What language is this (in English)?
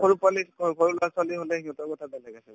Assamese